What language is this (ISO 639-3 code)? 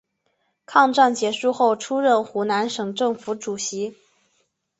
zho